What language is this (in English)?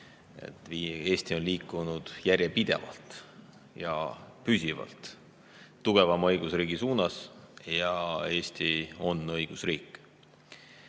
Estonian